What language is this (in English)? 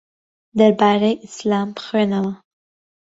Central Kurdish